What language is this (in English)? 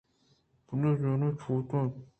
Eastern Balochi